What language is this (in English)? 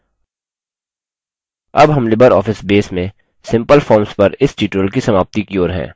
Hindi